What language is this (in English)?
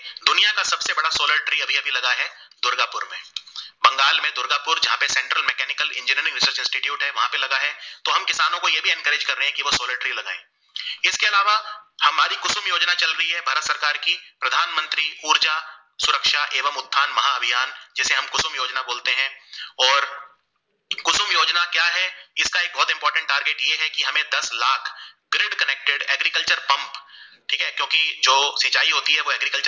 Gujarati